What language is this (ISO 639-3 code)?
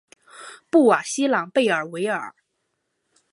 zho